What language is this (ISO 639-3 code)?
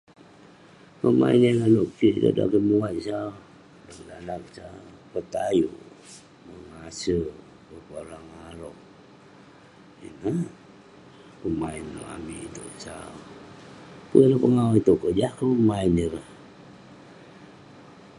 pne